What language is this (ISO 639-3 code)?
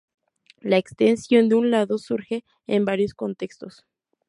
spa